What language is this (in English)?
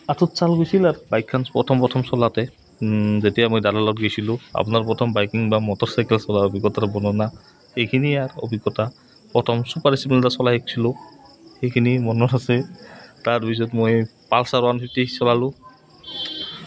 Assamese